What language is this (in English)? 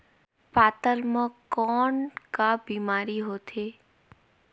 Chhattisgarhi